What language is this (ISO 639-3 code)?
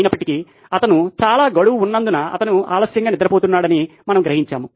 tel